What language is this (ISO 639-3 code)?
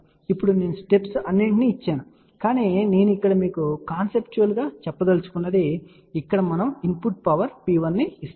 tel